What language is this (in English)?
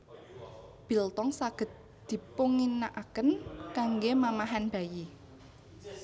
Javanese